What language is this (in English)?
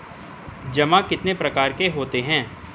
Hindi